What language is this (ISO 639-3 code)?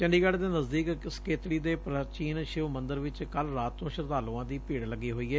pan